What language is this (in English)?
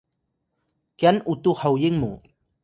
Atayal